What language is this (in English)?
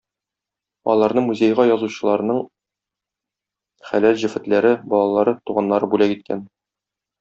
Tatar